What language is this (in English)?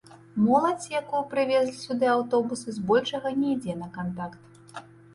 Belarusian